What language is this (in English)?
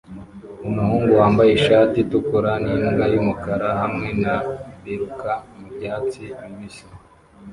Kinyarwanda